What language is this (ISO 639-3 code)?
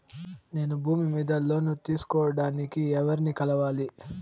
tel